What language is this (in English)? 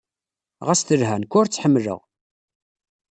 Kabyle